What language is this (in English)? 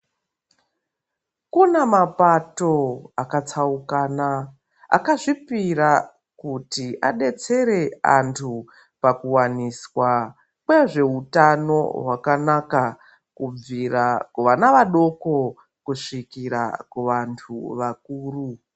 Ndau